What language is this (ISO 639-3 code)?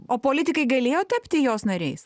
lit